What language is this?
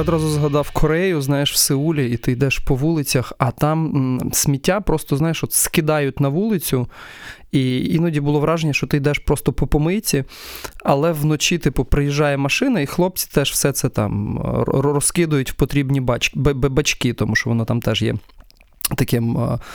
Ukrainian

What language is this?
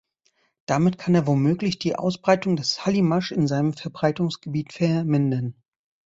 German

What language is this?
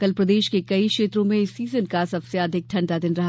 Hindi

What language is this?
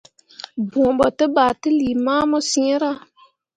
Mundang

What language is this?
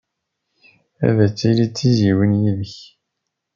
Kabyle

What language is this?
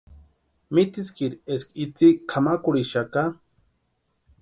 Western Highland Purepecha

